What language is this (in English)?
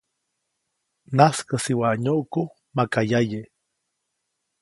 Copainalá Zoque